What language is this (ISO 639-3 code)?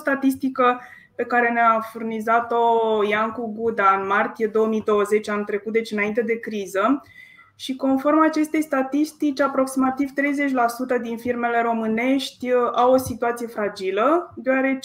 ron